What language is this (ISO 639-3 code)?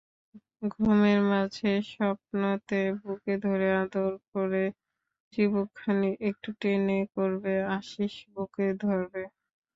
ben